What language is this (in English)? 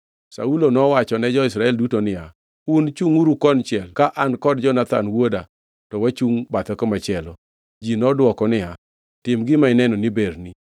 Luo (Kenya and Tanzania)